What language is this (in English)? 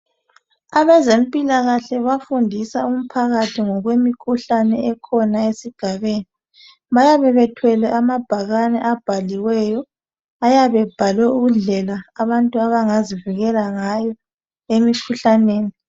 North Ndebele